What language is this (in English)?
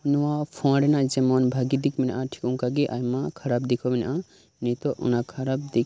Santali